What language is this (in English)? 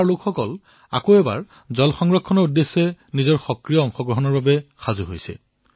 Assamese